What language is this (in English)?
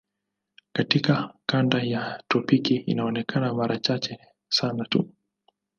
Swahili